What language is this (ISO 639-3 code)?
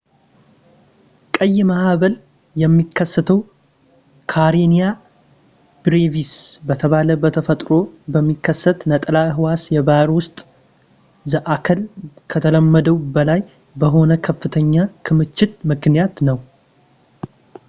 amh